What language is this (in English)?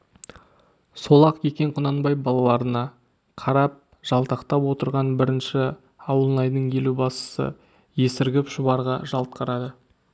Kazakh